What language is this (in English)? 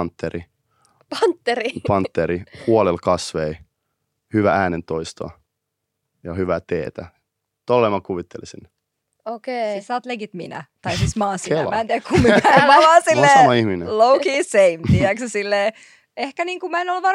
Finnish